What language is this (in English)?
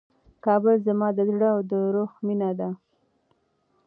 Pashto